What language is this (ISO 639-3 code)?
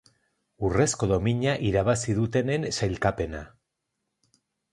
eus